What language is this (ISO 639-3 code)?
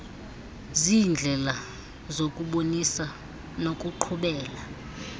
xho